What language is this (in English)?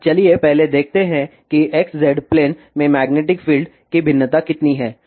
Hindi